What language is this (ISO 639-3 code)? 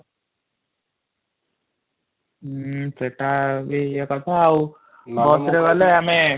ori